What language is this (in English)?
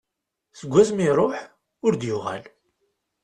Kabyle